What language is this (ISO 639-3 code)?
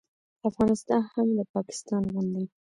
pus